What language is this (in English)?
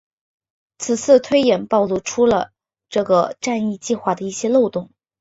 Chinese